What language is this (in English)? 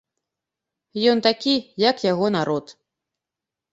Belarusian